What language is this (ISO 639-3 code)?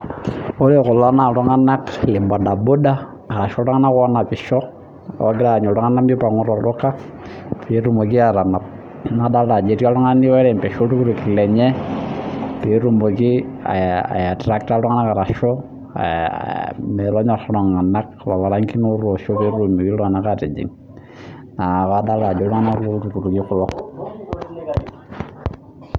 mas